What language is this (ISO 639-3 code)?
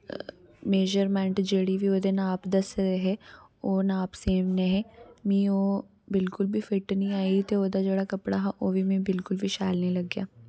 doi